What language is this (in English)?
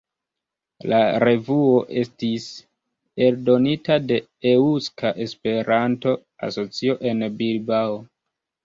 Esperanto